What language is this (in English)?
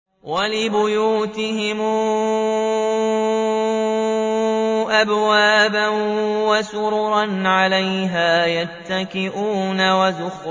Arabic